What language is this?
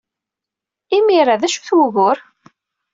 Kabyle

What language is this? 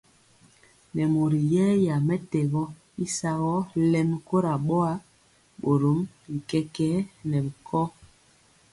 Mpiemo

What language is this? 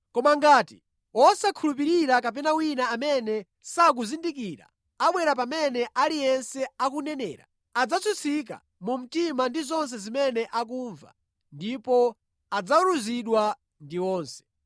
Nyanja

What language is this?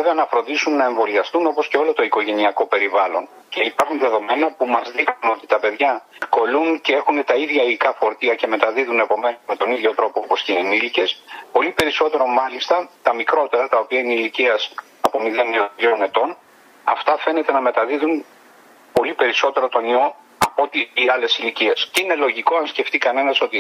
Greek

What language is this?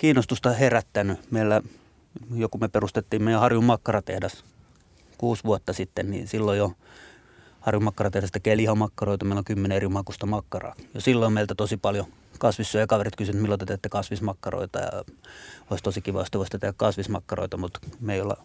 Finnish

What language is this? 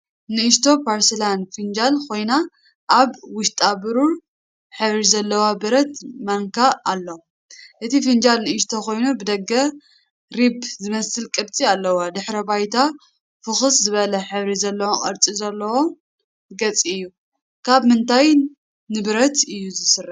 Tigrinya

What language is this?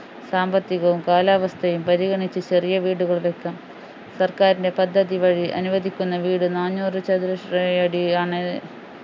Malayalam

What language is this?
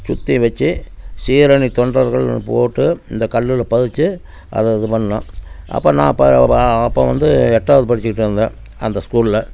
Tamil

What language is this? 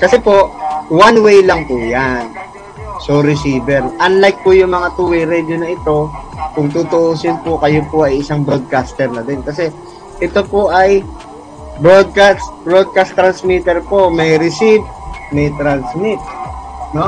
Filipino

